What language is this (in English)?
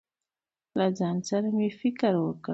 Pashto